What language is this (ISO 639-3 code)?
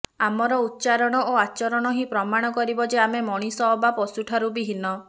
ori